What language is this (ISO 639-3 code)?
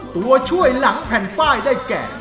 tha